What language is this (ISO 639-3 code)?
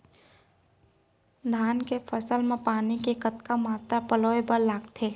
hne